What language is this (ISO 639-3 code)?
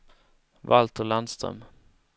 swe